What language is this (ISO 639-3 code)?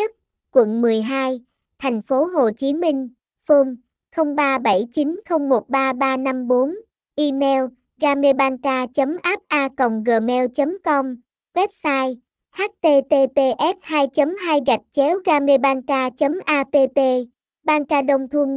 vie